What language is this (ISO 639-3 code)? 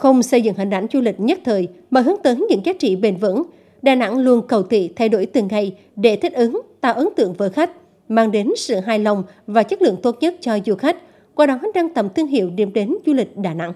vie